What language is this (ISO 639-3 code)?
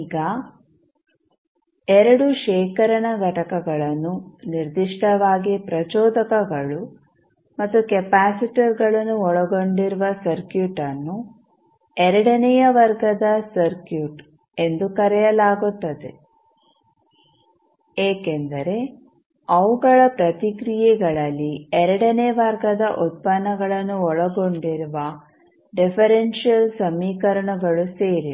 kan